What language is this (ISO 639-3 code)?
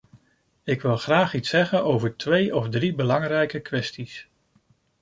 nld